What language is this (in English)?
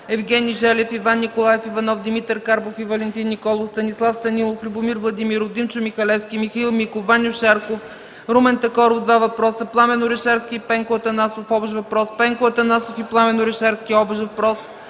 Bulgarian